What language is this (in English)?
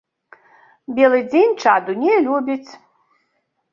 Belarusian